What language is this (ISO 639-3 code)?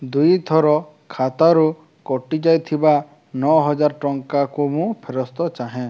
ori